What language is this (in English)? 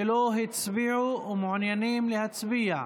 Hebrew